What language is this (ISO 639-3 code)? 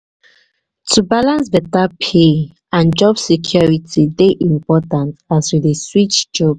pcm